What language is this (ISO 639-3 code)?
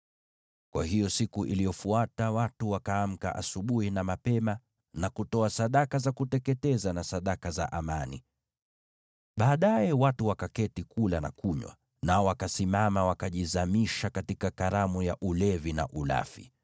swa